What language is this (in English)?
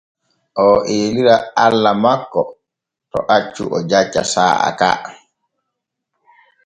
Borgu Fulfulde